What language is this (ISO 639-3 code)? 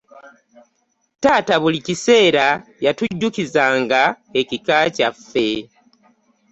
lug